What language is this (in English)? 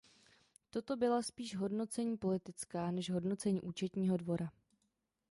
Czech